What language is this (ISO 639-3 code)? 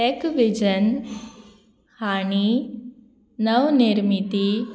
kok